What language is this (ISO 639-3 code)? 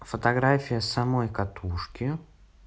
rus